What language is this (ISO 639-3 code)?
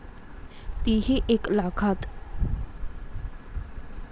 mar